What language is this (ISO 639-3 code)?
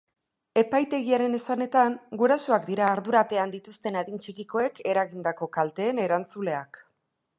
eus